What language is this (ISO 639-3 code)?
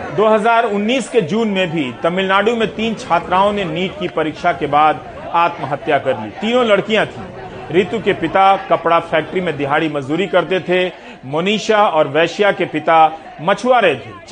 hin